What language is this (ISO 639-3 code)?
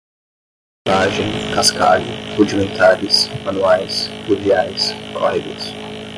por